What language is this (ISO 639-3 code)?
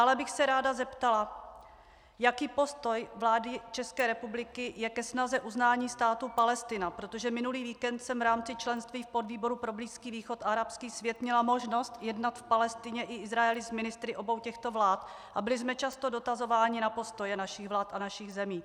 ces